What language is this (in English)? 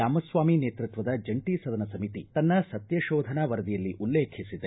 Kannada